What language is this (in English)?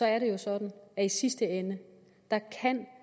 Danish